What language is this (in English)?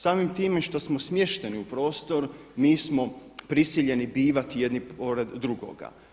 Croatian